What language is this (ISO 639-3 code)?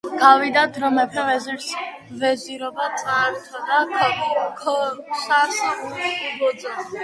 kat